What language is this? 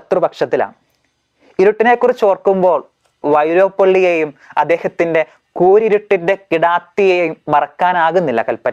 Malayalam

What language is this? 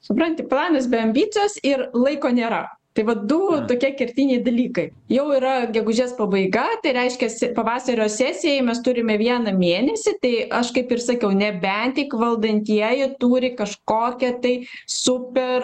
Lithuanian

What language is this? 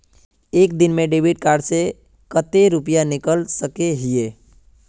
Magahi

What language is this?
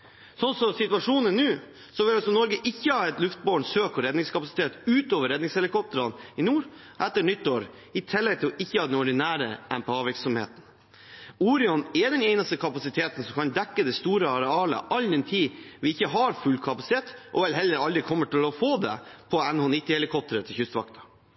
Norwegian Bokmål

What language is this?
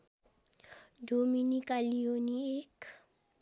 Nepali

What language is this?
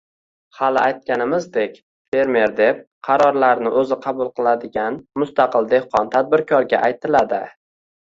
Uzbek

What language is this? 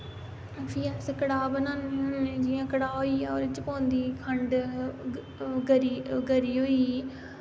Dogri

